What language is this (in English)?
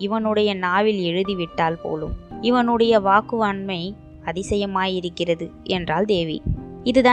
Tamil